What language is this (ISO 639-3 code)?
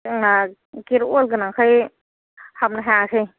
brx